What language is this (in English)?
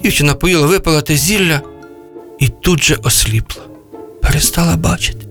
Ukrainian